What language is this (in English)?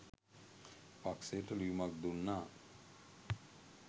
Sinhala